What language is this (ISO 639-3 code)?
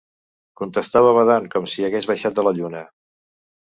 cat